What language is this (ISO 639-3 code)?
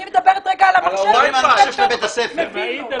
heb